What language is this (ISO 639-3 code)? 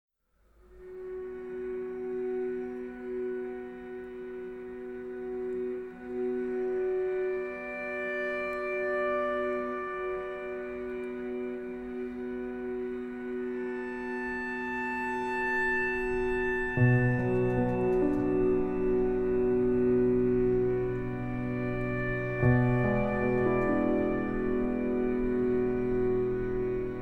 fas